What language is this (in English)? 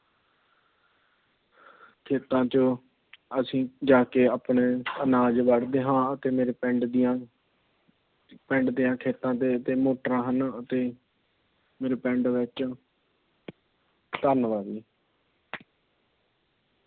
Punjabi